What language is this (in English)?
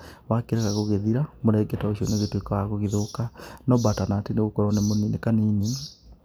Kikuyu